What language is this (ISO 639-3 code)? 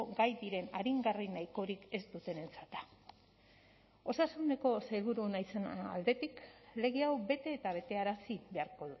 eus